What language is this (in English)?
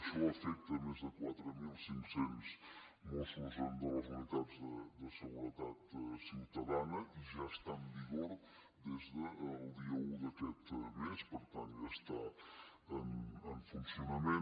Catalan